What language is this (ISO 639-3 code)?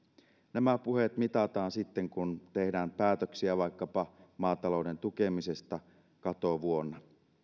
fin